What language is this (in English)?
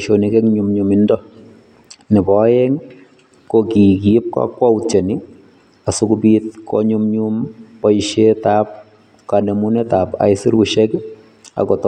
Kalenjin